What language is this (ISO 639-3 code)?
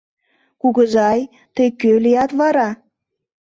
chm